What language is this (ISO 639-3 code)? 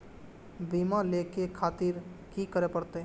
mai